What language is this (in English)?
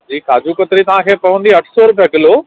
Sindhi